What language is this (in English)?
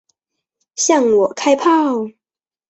Chinese